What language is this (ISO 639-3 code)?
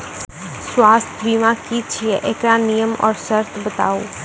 mai